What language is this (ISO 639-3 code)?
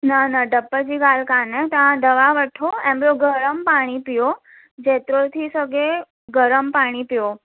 snd